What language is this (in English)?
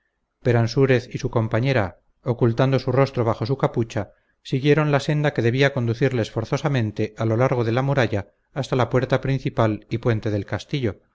Spanish